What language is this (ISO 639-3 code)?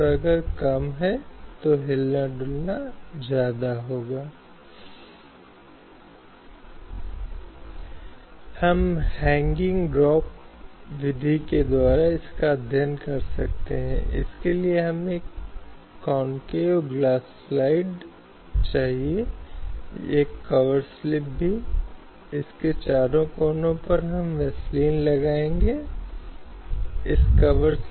hin